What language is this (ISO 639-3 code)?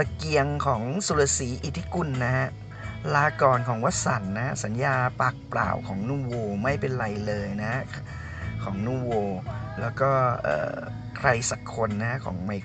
tha